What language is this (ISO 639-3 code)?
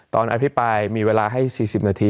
tha